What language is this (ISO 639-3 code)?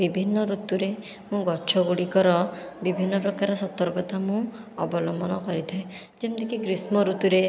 ori